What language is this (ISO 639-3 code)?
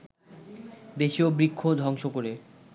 ben